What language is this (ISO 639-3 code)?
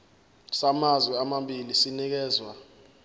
zul